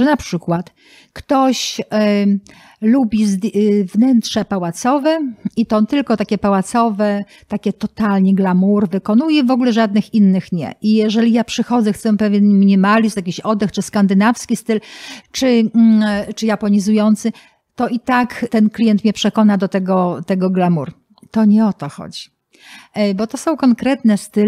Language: Polish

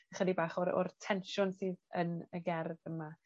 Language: Welsh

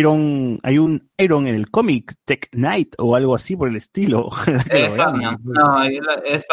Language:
Spanish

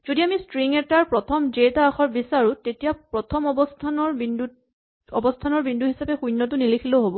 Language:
Assamese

